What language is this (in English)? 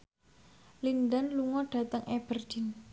Javanese